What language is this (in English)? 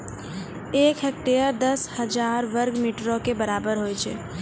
Maithili